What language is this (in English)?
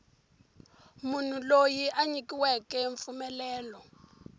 Tsonga